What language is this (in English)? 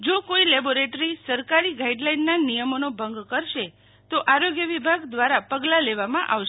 Gujarati